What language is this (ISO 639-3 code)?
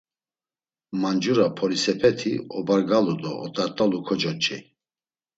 lzz